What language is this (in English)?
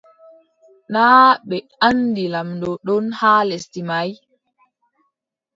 Adamawa Fulfulde